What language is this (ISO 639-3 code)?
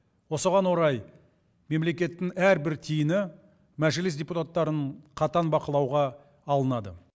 kaz